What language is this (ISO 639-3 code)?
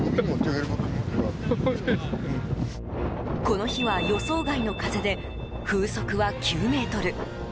jpn